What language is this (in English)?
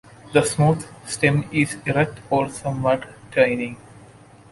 English